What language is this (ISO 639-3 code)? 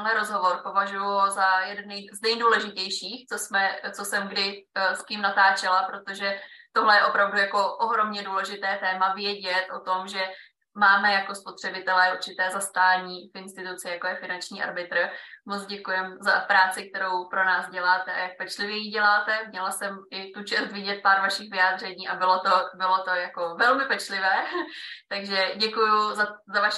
ces